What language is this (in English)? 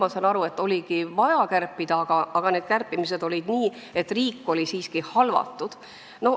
Estonian